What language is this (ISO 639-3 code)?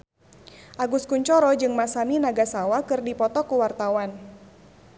sun